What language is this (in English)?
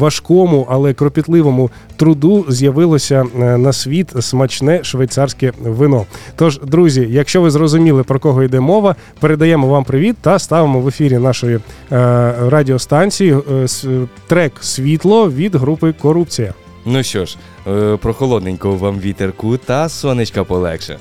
Ukrainian